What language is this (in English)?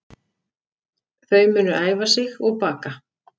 Icelandic